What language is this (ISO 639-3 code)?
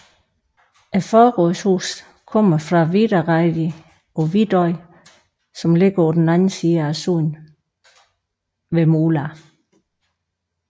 dan